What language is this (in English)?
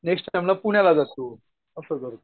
Marathi